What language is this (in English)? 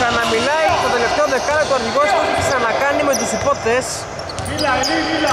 Greek